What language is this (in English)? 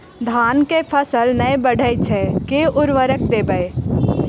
Maithili